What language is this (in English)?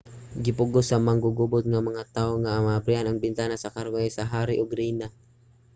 Cebuano